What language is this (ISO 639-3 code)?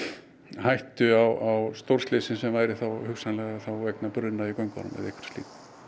isl